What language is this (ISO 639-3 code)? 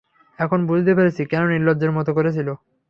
ben